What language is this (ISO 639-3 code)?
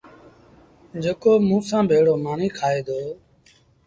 sbn